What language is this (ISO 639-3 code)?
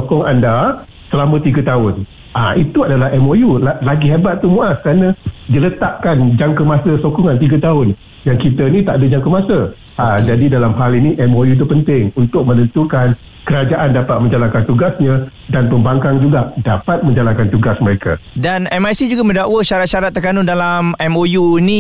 msa